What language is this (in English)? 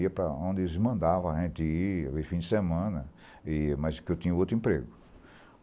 Portuguese